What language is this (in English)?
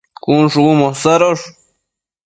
Matsés